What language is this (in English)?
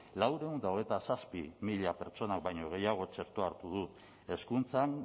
Basque